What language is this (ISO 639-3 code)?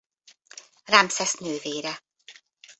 hun